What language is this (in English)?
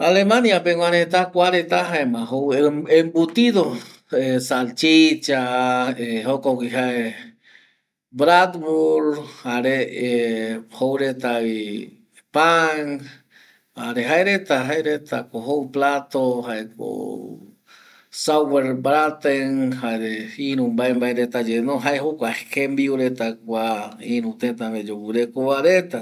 Eastern Bolivian Guaraní